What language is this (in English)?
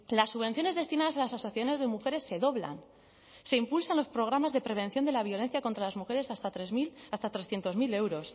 Spanish